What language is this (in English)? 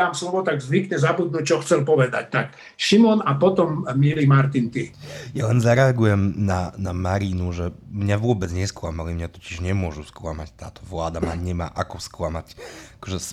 Slovak